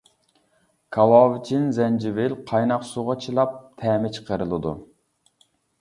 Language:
Uyghur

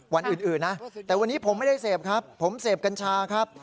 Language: Thai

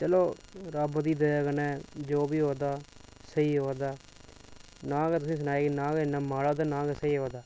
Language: Dogri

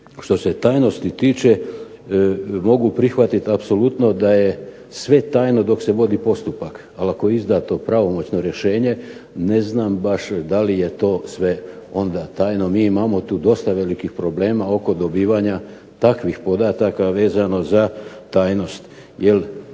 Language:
Croatian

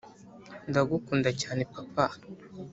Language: Kinyarwanda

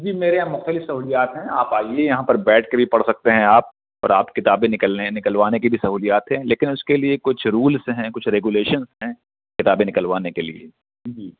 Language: Urdu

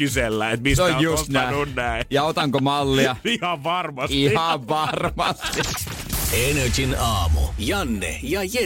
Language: Finnish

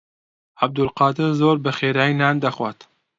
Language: Central Kurdish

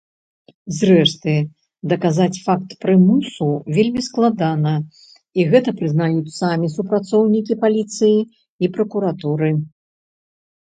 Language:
Belarusian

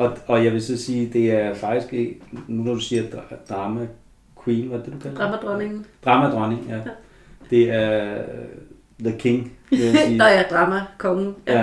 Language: Danish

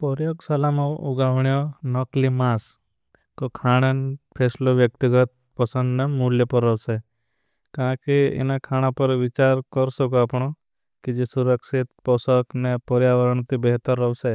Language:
Bhili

